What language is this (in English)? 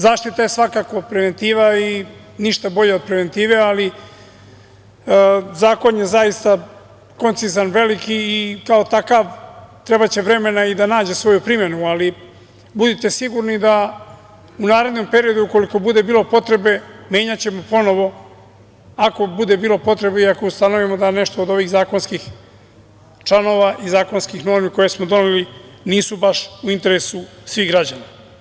Serbian